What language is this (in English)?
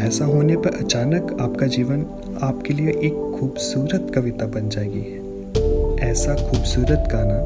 Hindi